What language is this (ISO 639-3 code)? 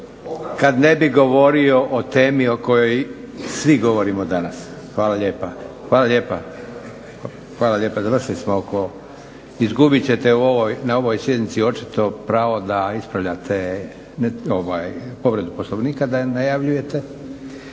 hrv